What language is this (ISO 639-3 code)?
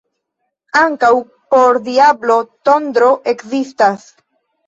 epo